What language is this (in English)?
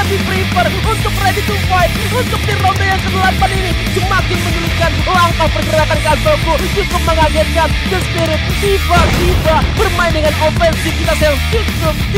Indonesian